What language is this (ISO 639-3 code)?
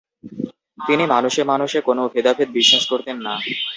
ben